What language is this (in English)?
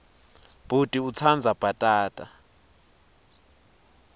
Swati